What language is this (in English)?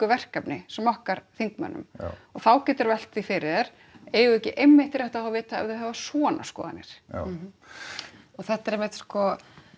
Icelandic